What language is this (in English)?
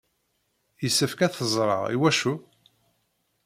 Kabyle